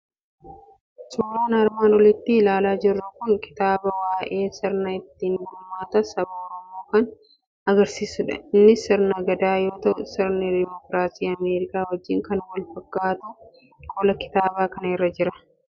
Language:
Oromo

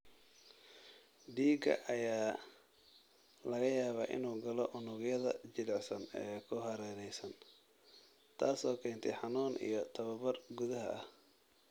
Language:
Somali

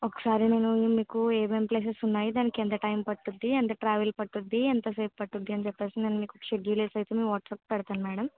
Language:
Telugu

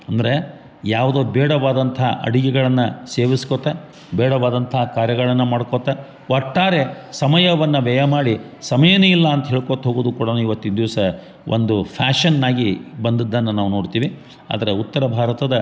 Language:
Kannada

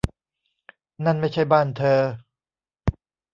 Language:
Thai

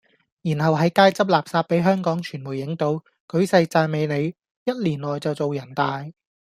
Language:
Cantonese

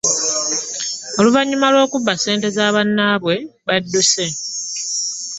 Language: Ganda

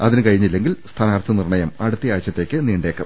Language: Malayalam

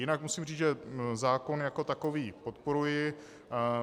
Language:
Czech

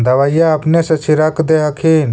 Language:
Magahi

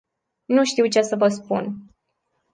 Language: Romanian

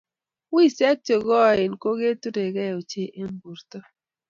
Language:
Kalenjin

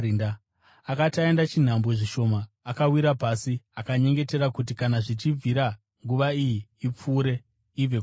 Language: Shona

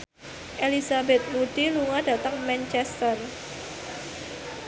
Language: Javanese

